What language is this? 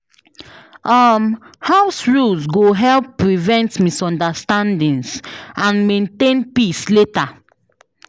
Nigerian Pidgin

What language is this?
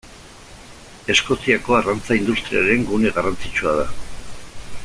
Basque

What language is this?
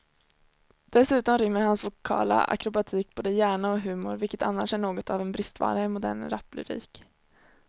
Swedish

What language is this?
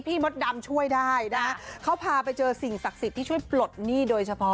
Thai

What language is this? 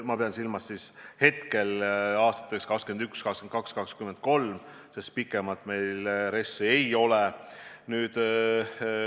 Estonian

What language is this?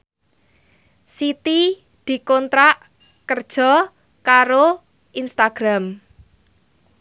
Javanese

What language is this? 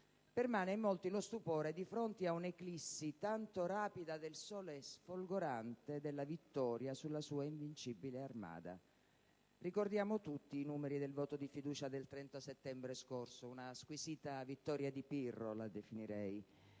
Italian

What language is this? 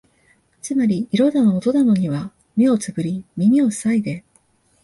Japanese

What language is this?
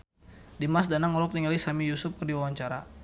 Sundanese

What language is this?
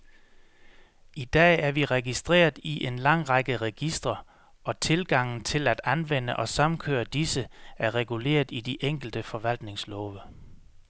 Danish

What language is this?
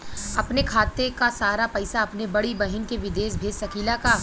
Bhojpuri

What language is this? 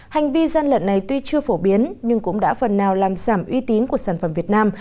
Vietnamese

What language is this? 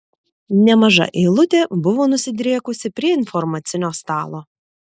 Lithuanian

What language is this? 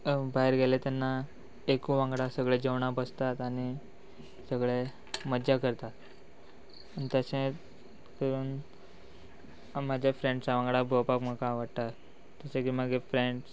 Konkani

